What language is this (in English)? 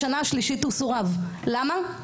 Hebrew